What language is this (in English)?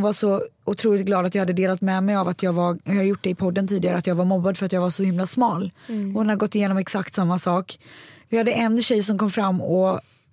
Swedish